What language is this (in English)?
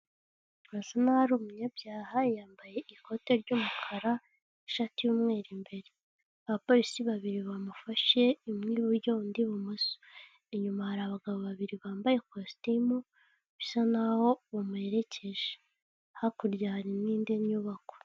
Kinyarwanda